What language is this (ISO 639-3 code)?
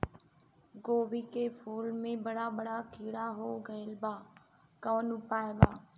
bho